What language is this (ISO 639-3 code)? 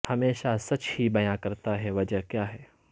urd